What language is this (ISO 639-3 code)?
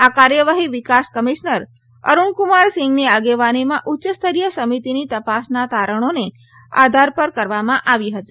guj